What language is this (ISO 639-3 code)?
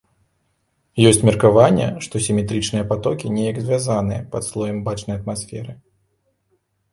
bel